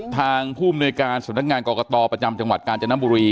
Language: Thai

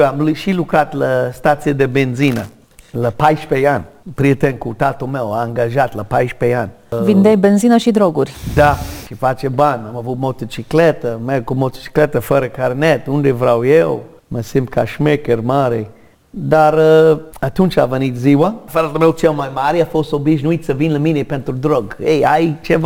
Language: Romanian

